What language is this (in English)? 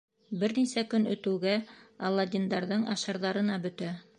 Bashkir